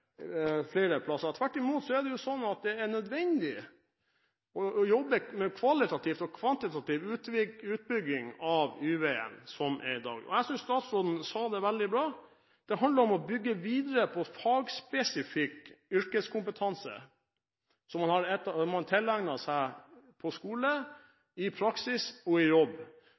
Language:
Norwegian Bokmål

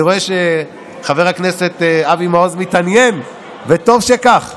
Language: Hebrew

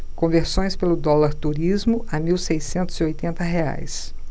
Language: Portuguese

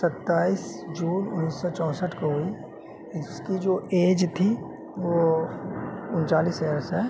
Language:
Urdu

